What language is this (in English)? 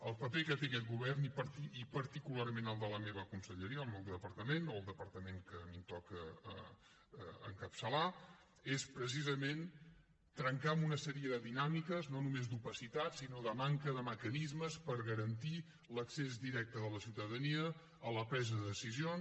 Catalan